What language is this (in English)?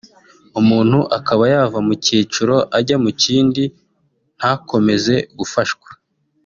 Kinyarwanda